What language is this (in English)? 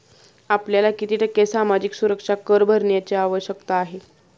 Marathi